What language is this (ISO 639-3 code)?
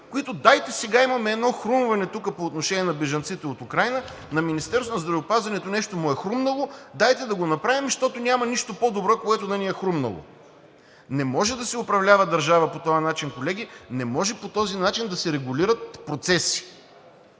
bul